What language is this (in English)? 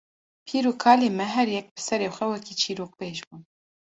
Kurdish